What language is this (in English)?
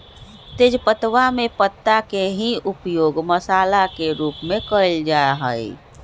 Magahi